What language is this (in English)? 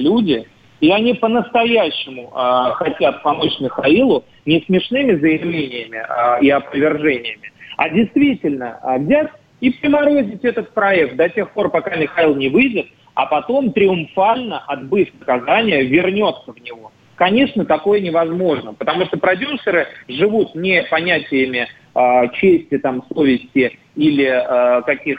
Russian